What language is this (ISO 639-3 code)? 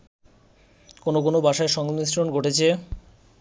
ben